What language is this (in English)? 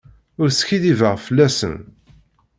Kabyle